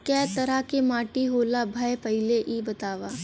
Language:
Bhojpuri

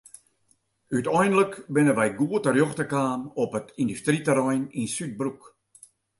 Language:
Western Frisian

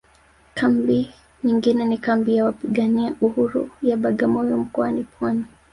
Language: Swahili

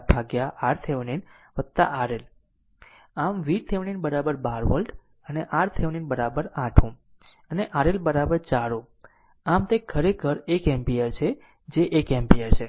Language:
Gujarati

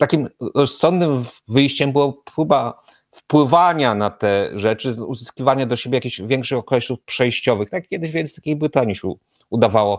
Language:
Polish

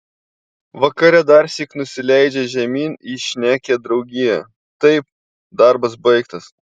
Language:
Lithuanian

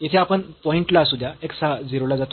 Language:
Marathi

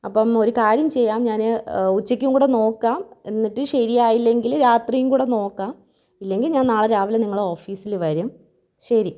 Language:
Malayalam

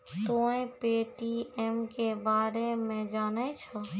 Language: Maithili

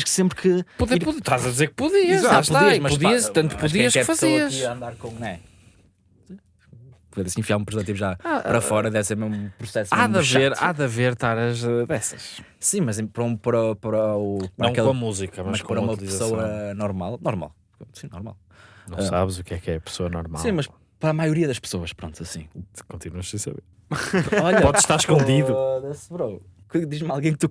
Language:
Portuguese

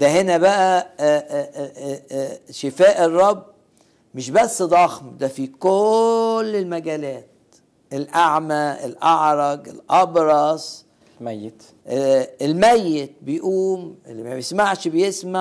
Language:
Arabic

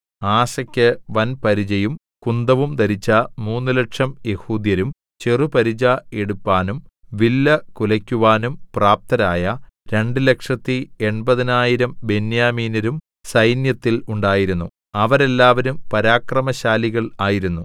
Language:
Malayalam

